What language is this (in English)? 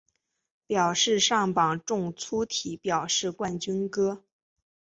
Chinese